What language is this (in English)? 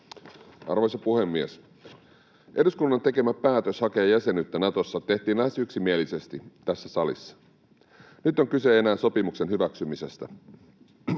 Finnish